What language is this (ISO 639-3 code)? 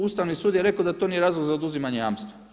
hrv